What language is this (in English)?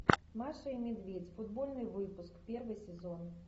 Russian